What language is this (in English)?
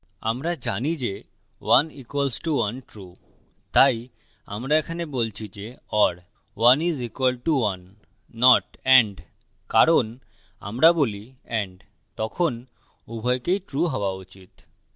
Bangla